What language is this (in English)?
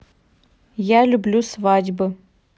Russian